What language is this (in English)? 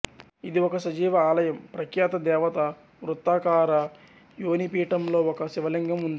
Telugu